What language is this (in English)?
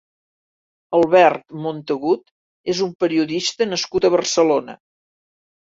Catalan